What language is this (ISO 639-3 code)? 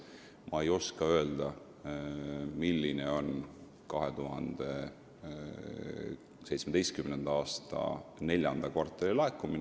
est